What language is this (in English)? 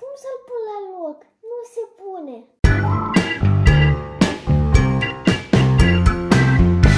Romanian